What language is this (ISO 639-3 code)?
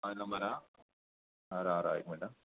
kok